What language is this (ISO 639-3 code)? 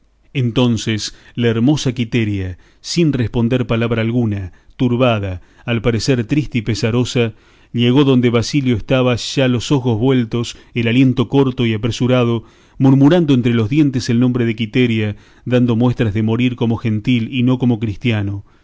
spa